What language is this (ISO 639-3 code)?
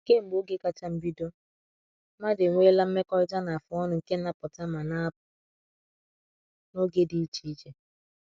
ibo